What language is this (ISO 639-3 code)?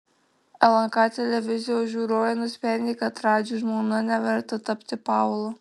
lit